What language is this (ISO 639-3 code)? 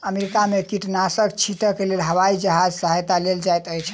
mai